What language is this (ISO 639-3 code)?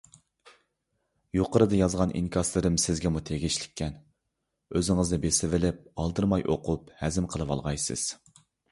uig